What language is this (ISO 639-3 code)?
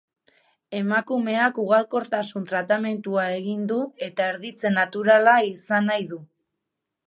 eus